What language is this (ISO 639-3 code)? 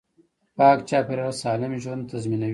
pus